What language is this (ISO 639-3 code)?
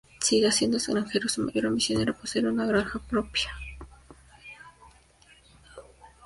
spa